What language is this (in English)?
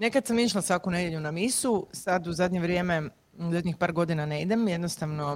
Croatian